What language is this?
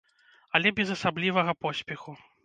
Belarusian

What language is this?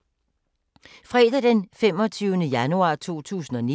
Danish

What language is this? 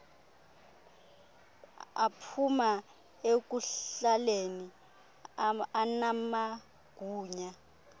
Xhosa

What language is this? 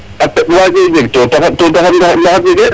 Serer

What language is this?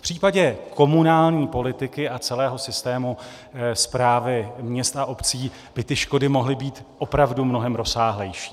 Czech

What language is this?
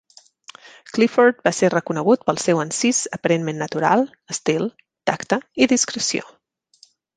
Catalan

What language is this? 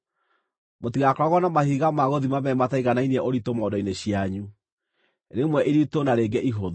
Kikuyu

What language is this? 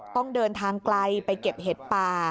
Thai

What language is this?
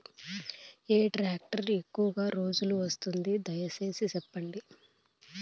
Telugu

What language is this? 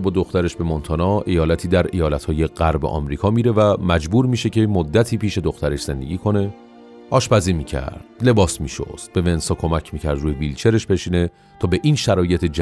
Persian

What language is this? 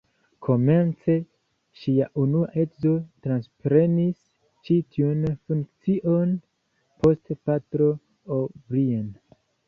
Esperanto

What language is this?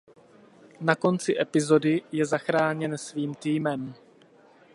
Czech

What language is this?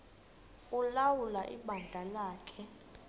Xhosa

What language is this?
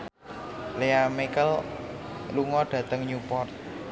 Javanese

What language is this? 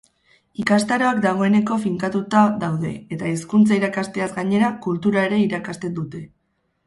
Basque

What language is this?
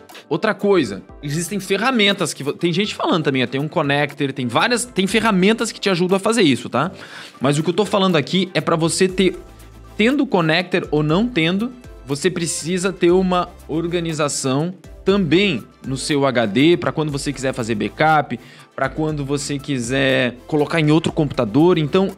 Portuguese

